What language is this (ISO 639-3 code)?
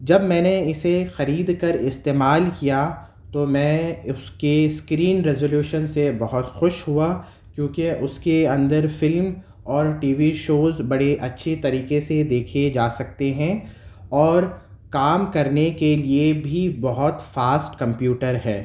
urd